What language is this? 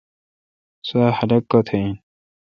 Kalkoti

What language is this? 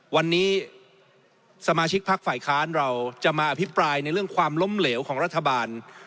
Thai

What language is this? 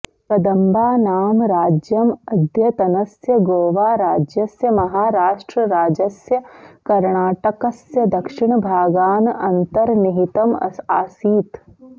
Sanskrit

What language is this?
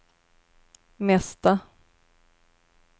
Swedish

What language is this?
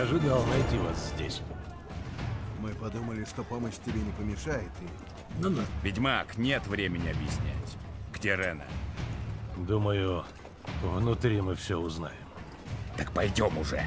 Russian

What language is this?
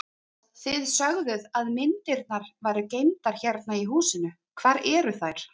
Icelandic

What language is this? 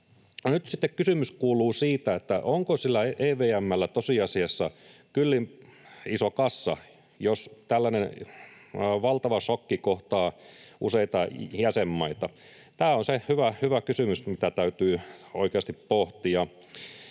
Finnish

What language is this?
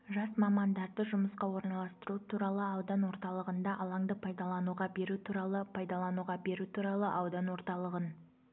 Kazakh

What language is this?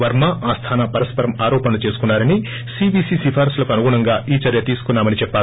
Telugu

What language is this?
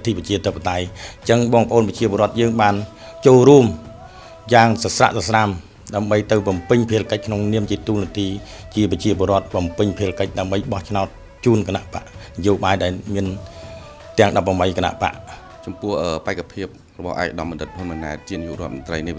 Vietnamese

